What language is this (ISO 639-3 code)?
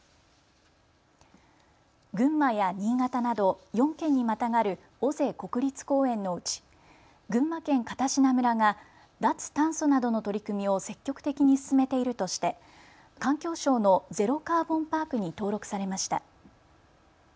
jpn